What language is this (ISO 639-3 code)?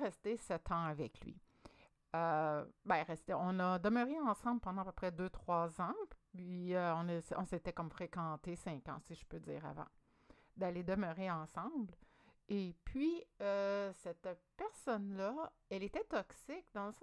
fra